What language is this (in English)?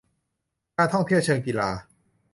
Thai